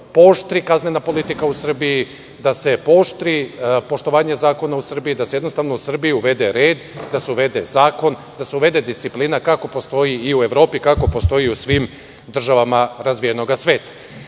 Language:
Serbian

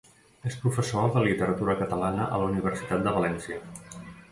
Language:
Catalan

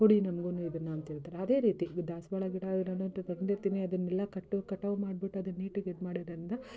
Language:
Kannada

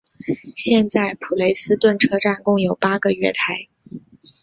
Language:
Chinese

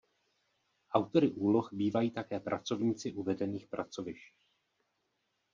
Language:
Czech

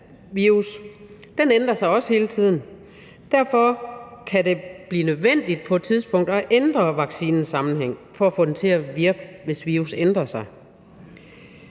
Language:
Danish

